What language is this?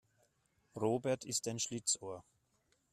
German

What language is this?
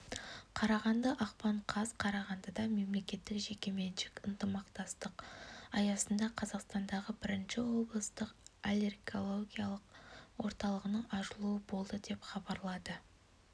Kazakh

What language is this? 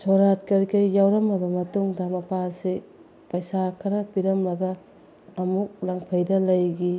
Manipuri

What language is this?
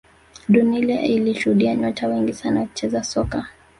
Swahili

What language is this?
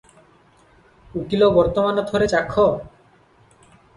Odia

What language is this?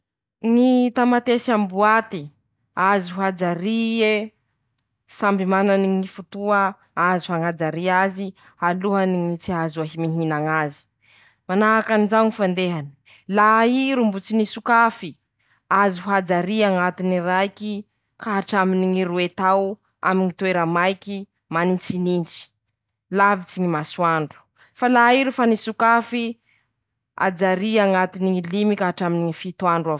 Masikoro Malagasy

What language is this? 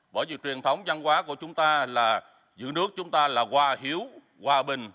Vietnamese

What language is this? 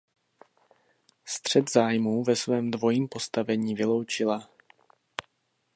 Czech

